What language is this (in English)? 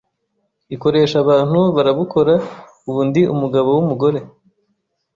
Kinyarwanda